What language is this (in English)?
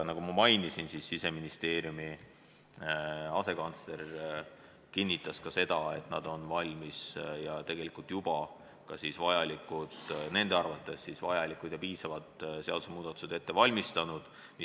Estonian